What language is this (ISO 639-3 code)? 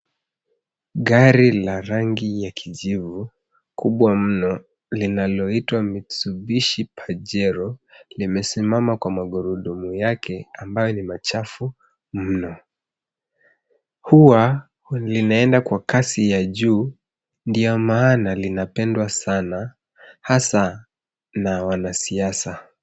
swa